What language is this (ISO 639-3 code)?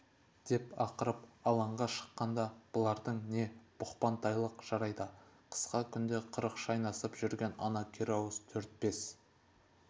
kaz